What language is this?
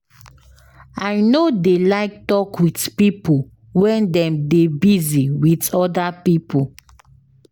Nigerian Pidgin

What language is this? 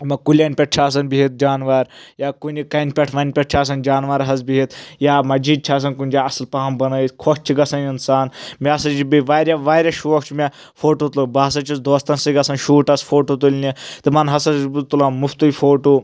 Kashmiri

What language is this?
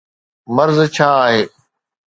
Sindhi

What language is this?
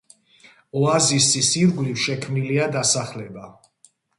Georgian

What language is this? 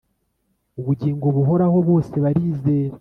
Kinyarwanda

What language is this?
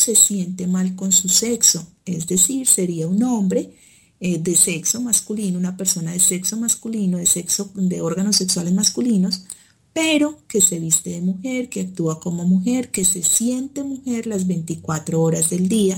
Spanish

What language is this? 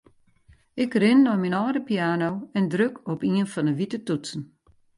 Western Frisian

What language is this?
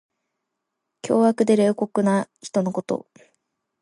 Japanese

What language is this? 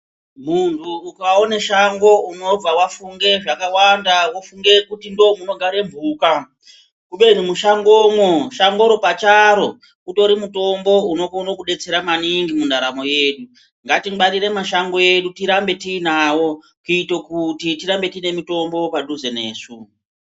Ndau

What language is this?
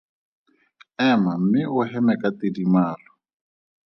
Tswana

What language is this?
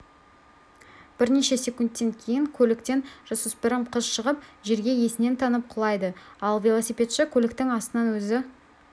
Kazakh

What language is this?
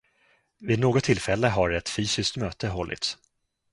Swedish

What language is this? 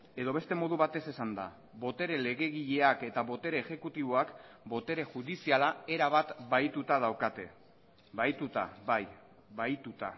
Basque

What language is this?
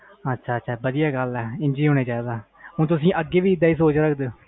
Punjabi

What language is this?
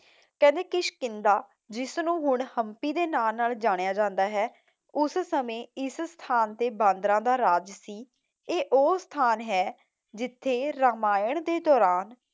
Punjabi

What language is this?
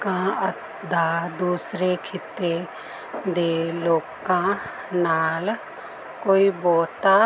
Punjabi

